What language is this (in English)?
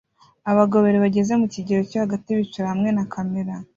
Kinyarwanda